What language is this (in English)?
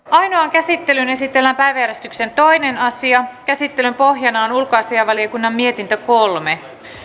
Finnish